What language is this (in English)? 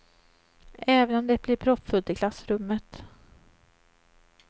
Swedish